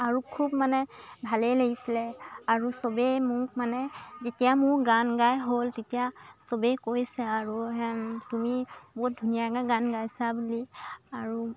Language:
Assamese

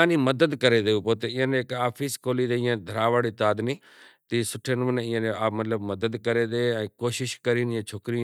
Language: Kachi Koli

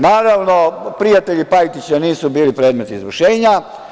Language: Serbian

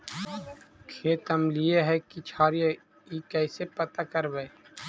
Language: Magahi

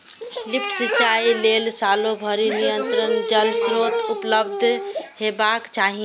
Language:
Maithili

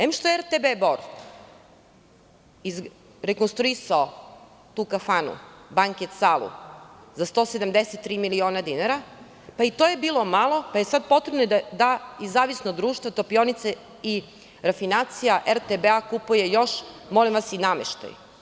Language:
Serbian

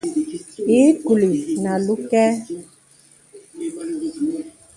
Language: Bebele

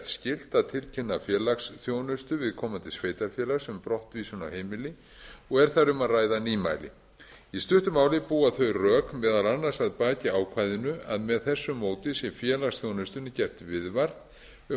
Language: Icelandic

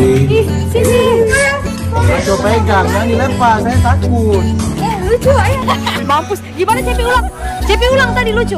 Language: Indonesian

